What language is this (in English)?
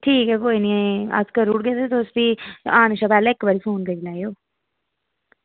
Dogri